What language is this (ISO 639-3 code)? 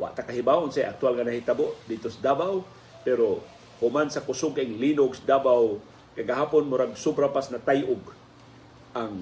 fil